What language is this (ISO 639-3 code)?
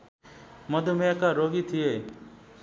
nep